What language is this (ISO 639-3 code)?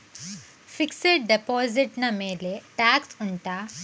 kan